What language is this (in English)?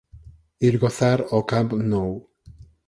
Galician